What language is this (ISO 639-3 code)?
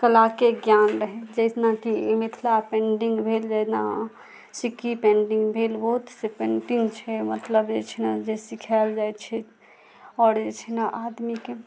mai